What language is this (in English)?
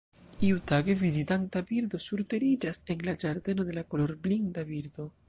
Esperanto